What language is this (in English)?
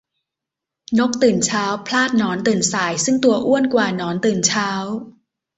Thai